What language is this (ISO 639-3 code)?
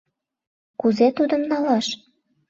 chm